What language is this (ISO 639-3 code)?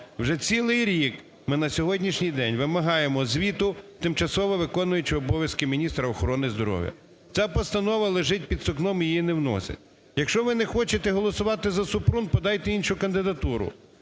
ukr